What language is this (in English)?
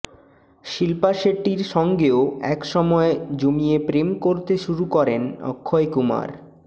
Bangla